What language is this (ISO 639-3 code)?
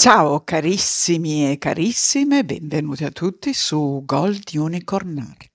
ita